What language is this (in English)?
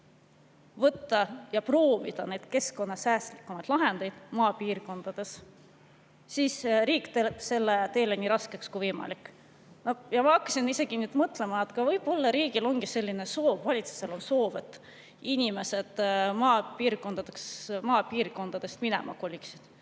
Estonian